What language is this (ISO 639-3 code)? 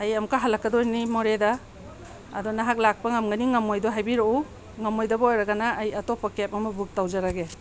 mni